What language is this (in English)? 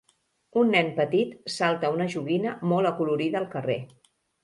Catalan